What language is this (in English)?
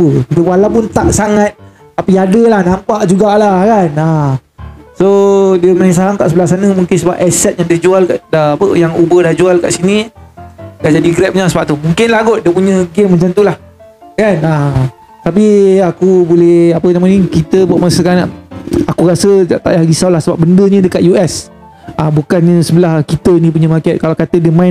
Malay